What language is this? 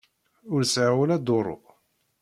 Kabyle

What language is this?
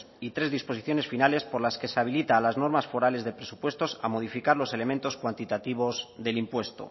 Spanish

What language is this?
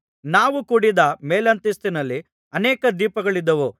Kannada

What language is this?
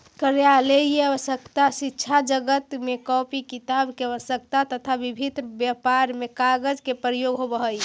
Magahi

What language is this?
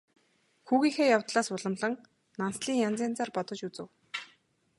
Mongolian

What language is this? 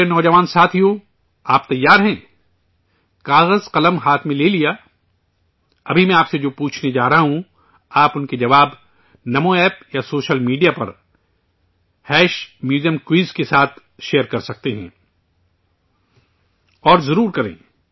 Urdu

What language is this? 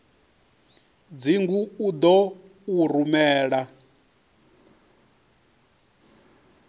Venda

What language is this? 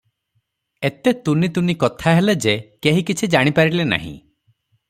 Odia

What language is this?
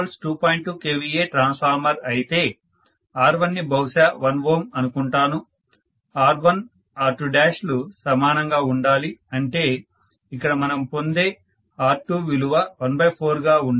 Telugu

